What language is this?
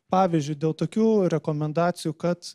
Lithuanian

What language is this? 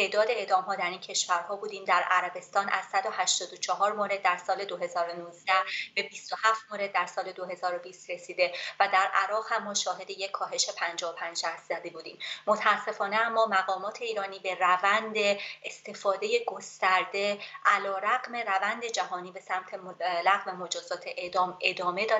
Persian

